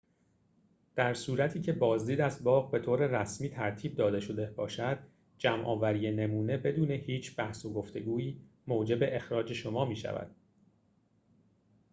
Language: Persian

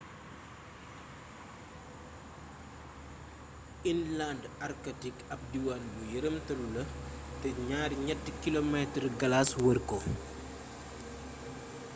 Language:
Wolof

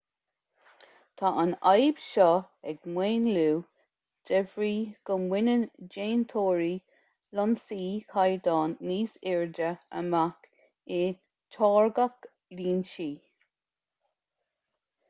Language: Irish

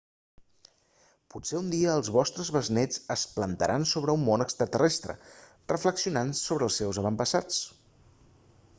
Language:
Catalan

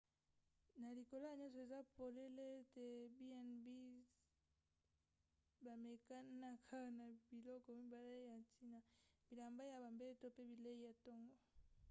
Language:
Lingala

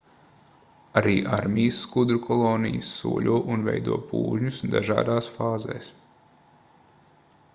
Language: Latvian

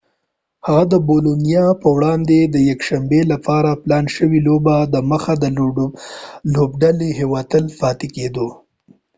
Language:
Pashto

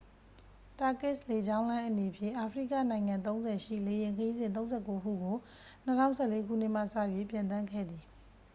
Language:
Burmese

